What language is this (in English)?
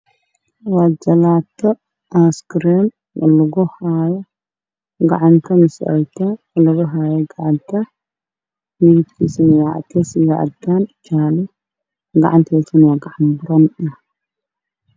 Somali